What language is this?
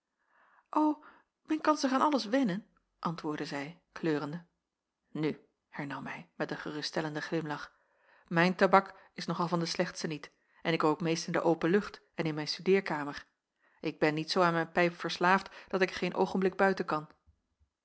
Dutch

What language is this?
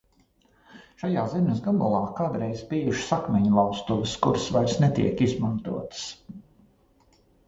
Latvian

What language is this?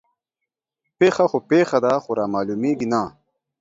Pashto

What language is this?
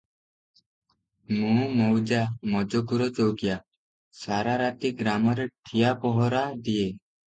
Odia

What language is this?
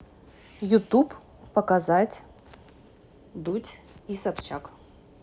Russian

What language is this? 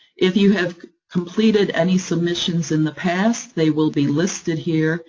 English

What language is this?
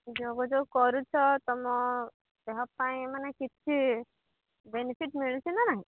Odia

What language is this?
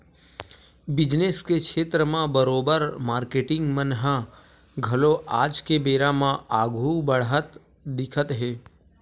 Chhattisgarhi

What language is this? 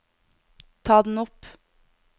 Norwegian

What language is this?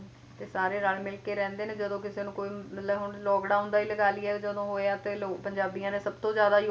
Punjabi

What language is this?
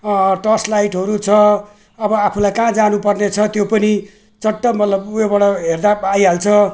Nepali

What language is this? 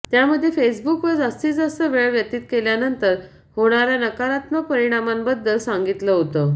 Marathi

